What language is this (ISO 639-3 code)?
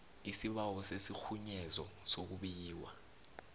nbl